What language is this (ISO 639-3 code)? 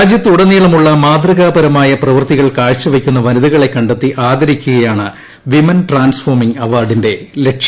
mal